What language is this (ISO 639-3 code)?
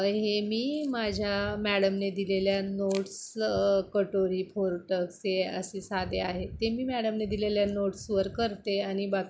mar